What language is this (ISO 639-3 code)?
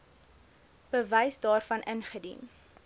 afr